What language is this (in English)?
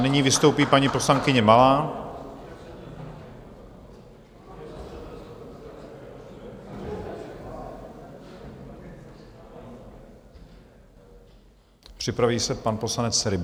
Czech